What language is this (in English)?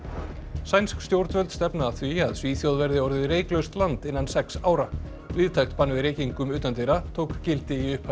Icelandic